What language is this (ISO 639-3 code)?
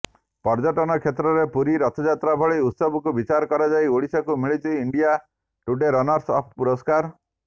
ori